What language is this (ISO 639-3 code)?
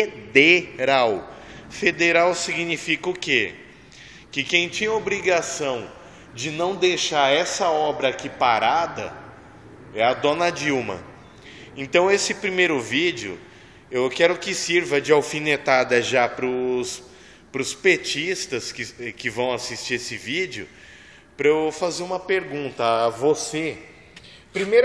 por